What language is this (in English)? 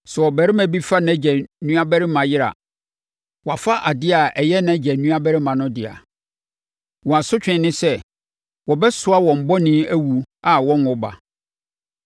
Akan